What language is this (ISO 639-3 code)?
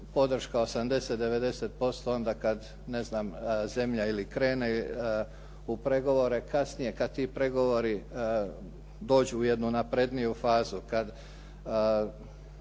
hrv